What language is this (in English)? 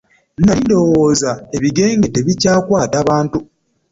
Ganda